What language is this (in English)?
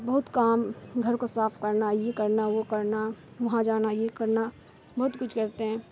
Urdu